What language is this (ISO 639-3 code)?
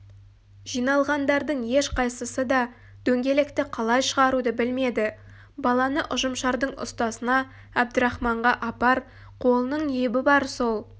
kaz